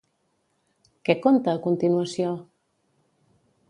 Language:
Catalan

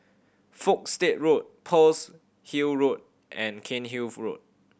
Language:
English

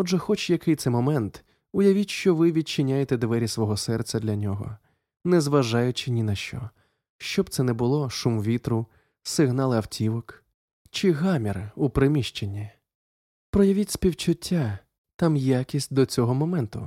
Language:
Ukrainian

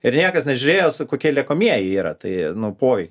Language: Lithuanian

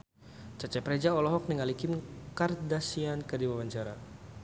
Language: Sundanese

